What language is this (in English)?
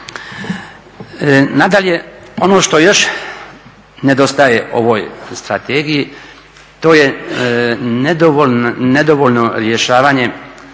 Croatian